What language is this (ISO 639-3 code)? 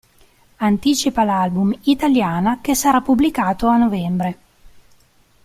ita